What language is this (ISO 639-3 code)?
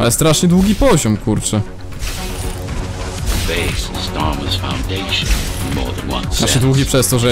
pol